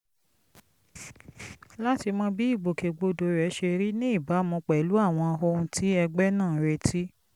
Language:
Yoruba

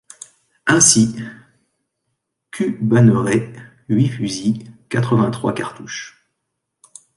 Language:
French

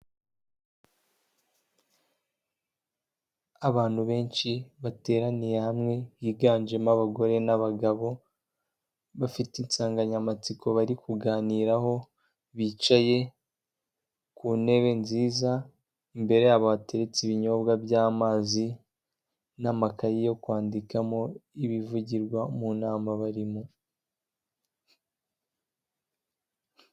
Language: Kinyarwanda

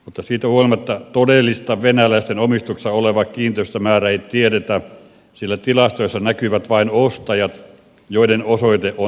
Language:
Finnish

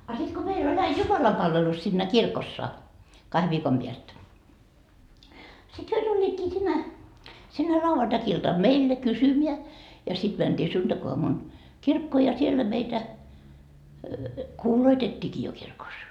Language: Finnish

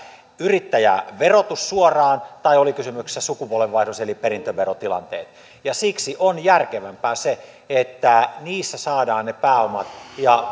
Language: Finnish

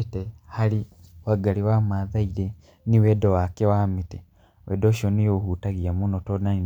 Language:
Kikuyu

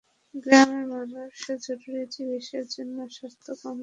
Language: Bangla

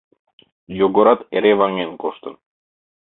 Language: Mari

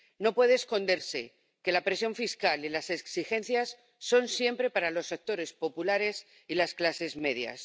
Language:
Spanish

